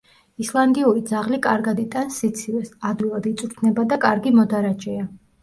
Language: Georgian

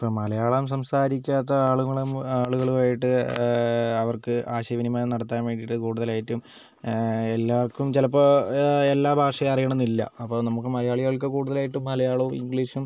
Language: Malayalam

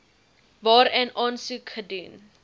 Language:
Afrikaans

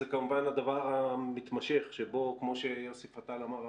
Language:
Hebrew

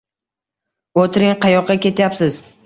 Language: Uzbek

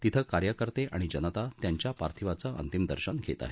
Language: Marathi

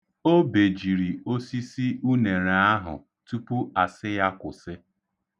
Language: Igbo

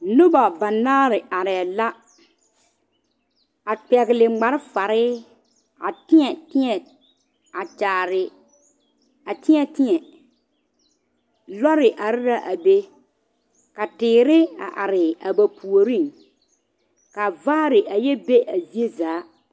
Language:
Southern Dagaare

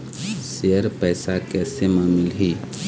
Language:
Chhattisgarhi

